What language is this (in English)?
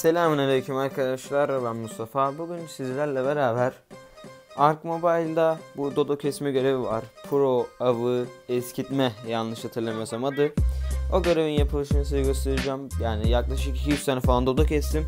Turkish